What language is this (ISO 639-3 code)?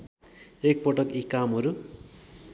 nep